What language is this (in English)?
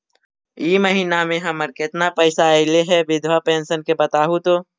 Magahi